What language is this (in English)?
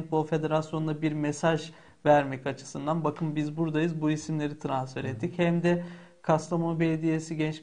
Turkish